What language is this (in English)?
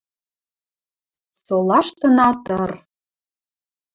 Western Mari